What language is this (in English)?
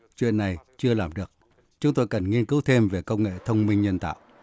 Vietnamese